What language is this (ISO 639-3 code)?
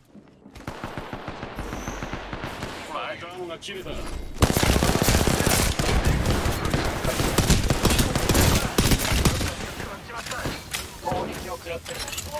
jpn